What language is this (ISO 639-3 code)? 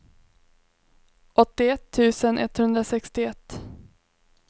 swe